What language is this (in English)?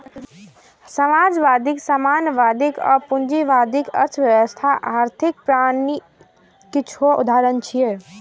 Maithili